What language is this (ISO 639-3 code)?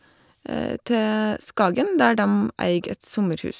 nor